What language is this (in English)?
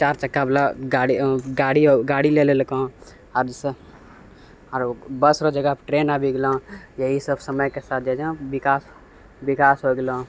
Maithili